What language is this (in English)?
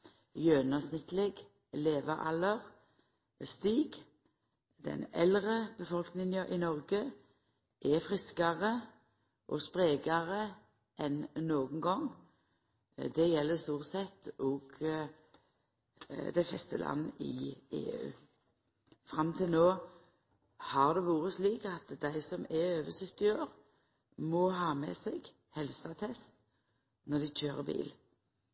Norwegian Nynorsk